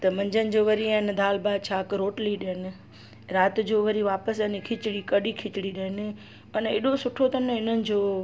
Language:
Sindhi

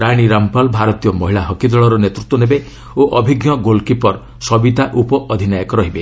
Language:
Odia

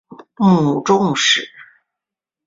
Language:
Chinese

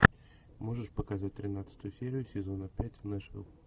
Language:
Russian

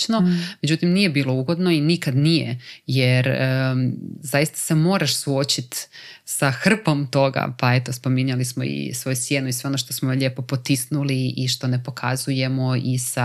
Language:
Croatian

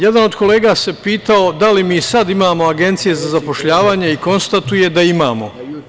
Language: Serbian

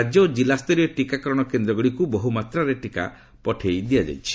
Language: Odia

